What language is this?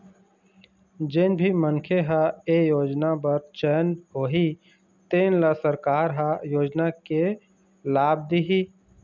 Chhattisgarhi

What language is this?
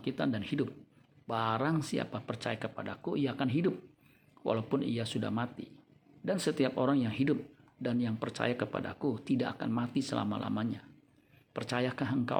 Indonesian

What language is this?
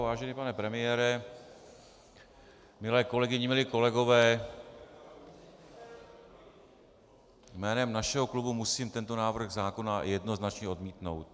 Czech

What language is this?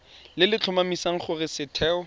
Tswana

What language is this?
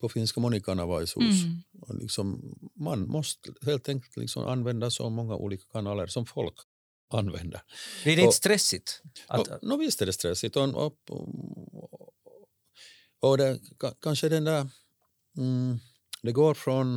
Swedish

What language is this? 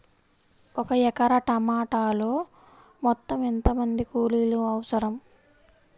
Telugu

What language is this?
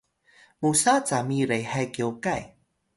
Atayal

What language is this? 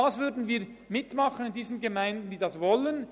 Swiss German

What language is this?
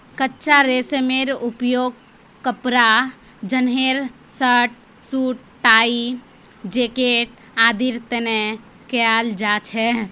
Magahi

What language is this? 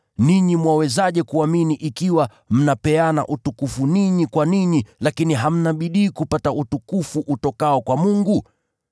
Swahili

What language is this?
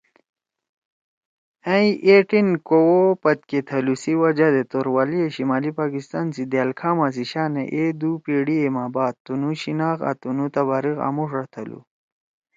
Torwali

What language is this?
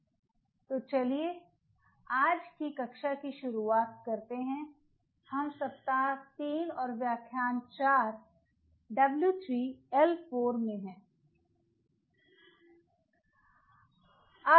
Hindi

